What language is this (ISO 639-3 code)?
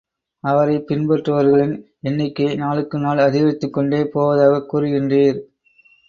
tam